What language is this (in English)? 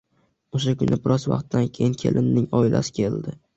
Uzbek